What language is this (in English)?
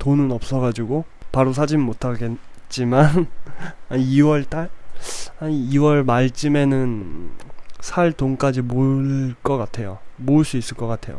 Korean